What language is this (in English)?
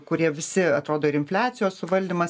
Lithuanian